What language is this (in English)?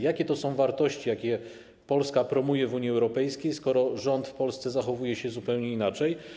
Polish